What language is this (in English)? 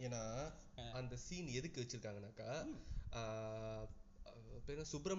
Tamil